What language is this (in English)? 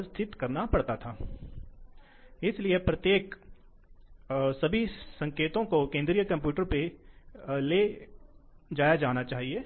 Hindi